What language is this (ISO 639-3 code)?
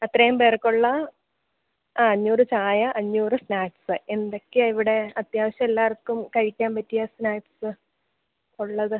mal